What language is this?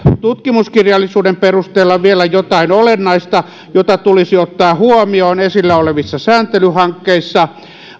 Finnish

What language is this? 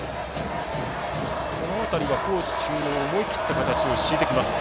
Japanese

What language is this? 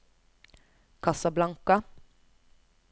Norwegian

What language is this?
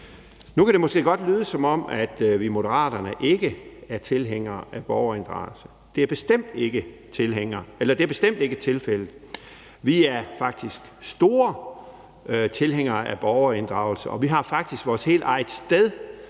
Danish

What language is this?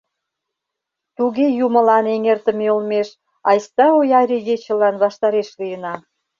Mari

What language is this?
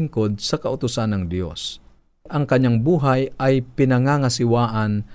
Filipino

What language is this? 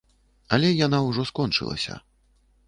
Belarusian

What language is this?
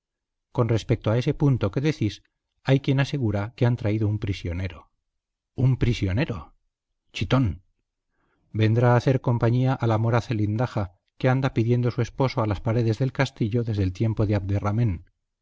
Spanish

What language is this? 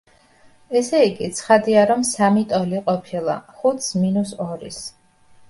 Georgian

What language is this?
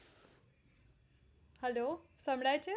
Gujarati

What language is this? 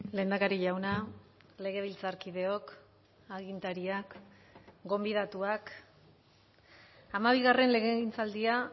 Basque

